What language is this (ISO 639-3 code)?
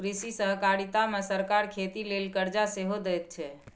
mai